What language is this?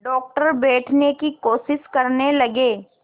Hindi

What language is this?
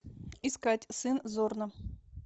Russian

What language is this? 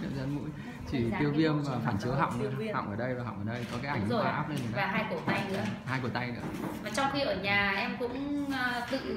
Vietnamese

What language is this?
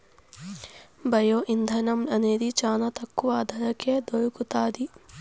Telugu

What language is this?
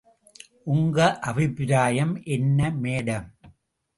Tamil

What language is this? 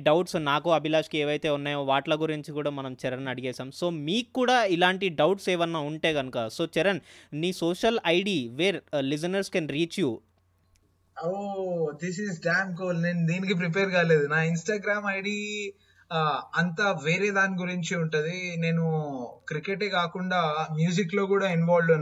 Telugu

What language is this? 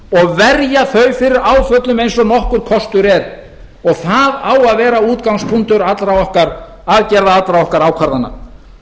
Icelandic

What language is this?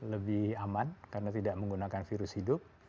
Indonesian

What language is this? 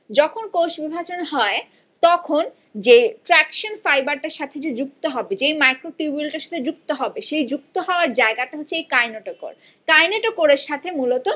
Bangla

